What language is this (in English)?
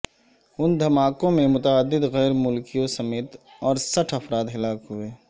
Urdu